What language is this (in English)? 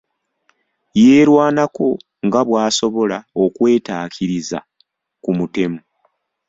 Ganda